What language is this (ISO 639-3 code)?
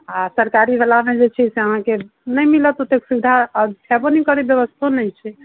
mai